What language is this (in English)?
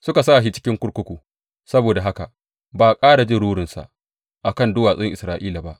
Hausa